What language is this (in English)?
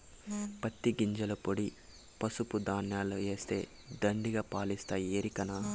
Telugu